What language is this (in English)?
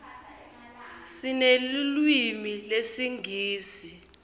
Swati